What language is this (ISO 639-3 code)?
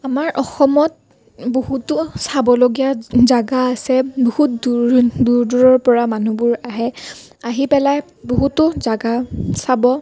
asm